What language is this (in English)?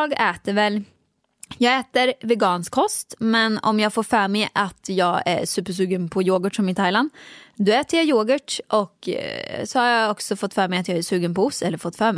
Swedish